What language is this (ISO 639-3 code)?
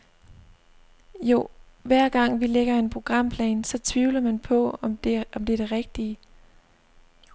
dan